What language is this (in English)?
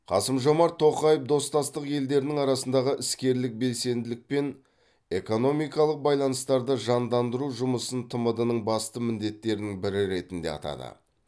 Kazakh